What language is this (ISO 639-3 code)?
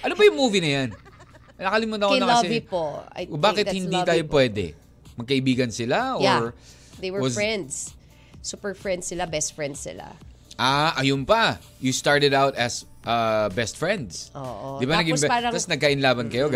fil